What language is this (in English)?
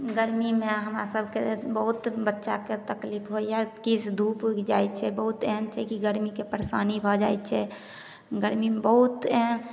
Maithili